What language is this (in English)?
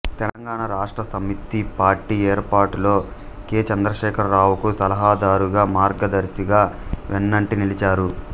Telugu